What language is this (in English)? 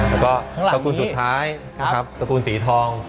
Thai